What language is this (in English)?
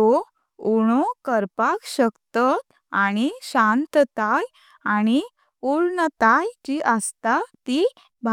Konkani